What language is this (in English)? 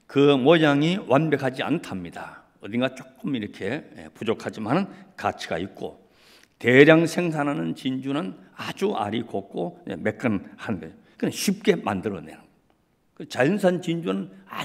Korean